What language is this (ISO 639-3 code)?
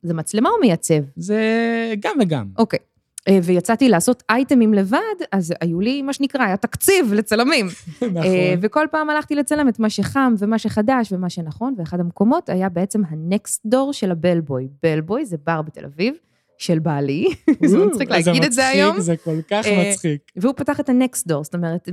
heb